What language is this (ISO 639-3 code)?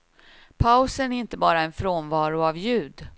swe